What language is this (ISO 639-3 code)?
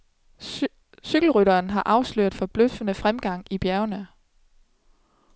dan